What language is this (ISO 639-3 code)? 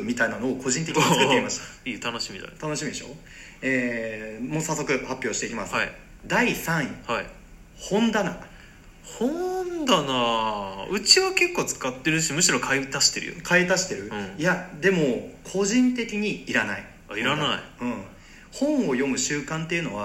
jpn